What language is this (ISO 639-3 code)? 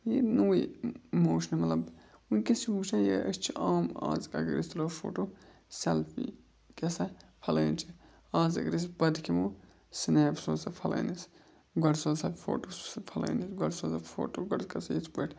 kas